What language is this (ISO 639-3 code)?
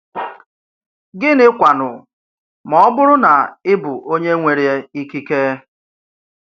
ibo